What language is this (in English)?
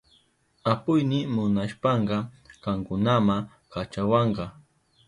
Southern Pastaza Quechua